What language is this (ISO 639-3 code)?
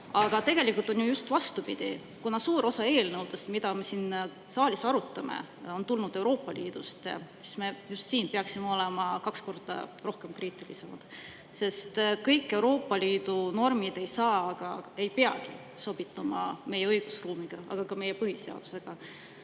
est